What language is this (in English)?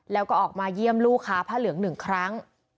Thai